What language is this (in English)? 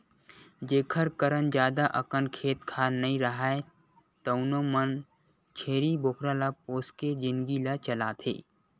Chhattisgarhi